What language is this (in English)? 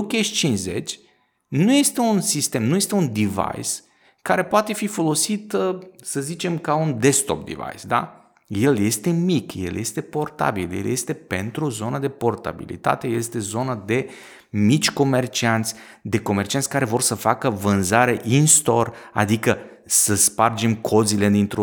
Romanian